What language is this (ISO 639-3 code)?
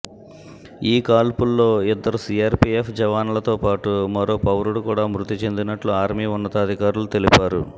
tel